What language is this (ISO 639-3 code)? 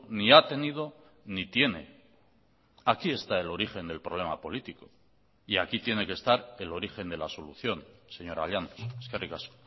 spa